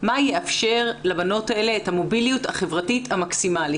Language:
Hebrew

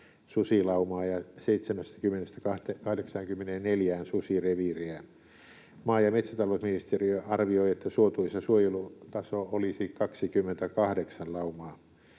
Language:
Finnish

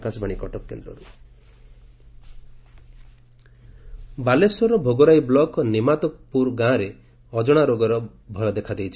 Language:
Odia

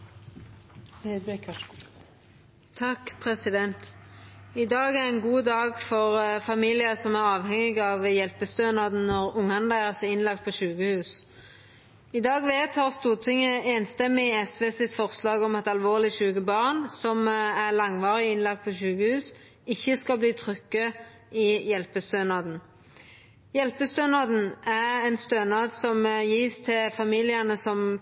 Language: Norwegian Nynorsk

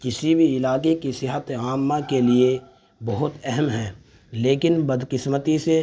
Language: Urdu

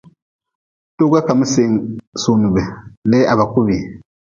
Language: Nawdm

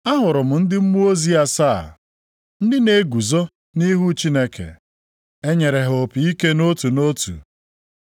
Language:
Igbo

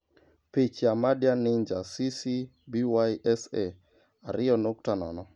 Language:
Luo (Kenya and Tanzania)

